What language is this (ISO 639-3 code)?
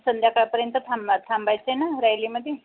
mar